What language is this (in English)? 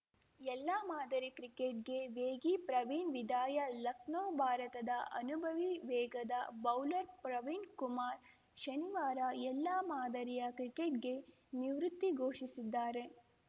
Kannada